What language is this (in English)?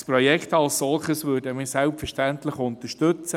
Swiss German